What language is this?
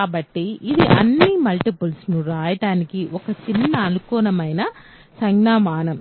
Telugu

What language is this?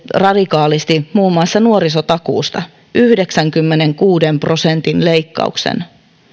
Finnish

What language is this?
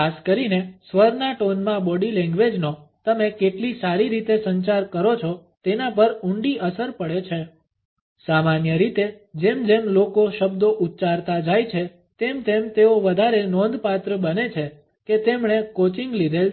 Gujarati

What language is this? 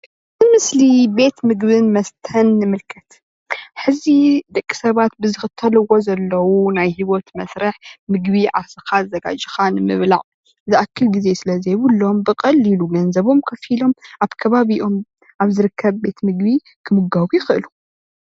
Tigrinya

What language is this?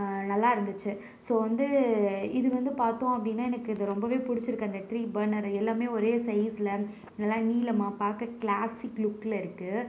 Tamil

